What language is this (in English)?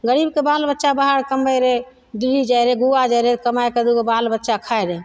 Maithili